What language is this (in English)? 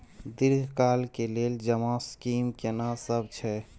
Maithili